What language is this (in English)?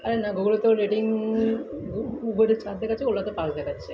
Bangla